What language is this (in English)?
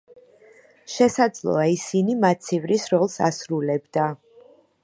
Georgian